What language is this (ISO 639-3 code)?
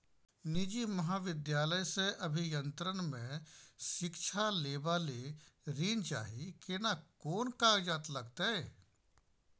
mai